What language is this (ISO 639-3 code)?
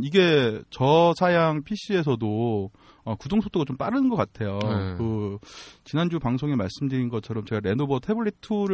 kor